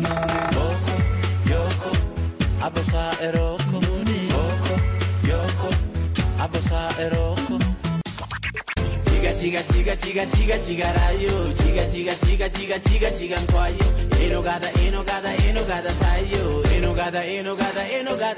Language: Amharic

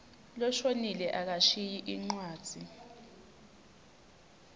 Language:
Swati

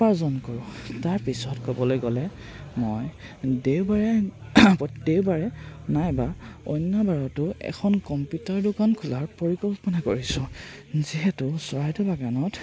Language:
Assamese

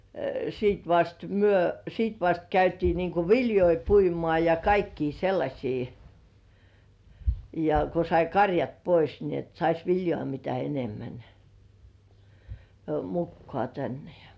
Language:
Finnish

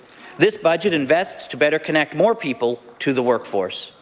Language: English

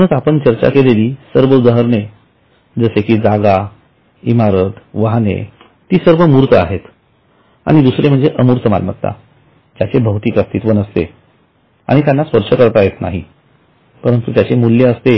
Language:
Marathi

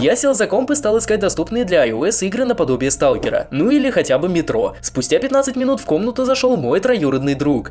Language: Russian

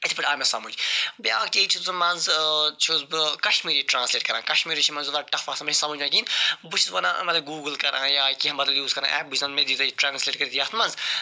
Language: Kashmiri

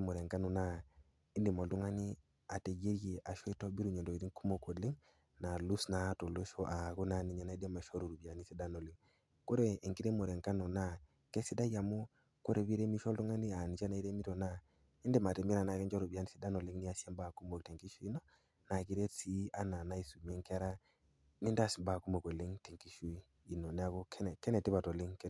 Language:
Masai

